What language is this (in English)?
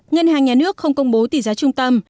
Vietnamese